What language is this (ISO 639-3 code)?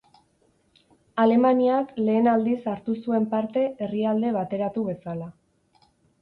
eus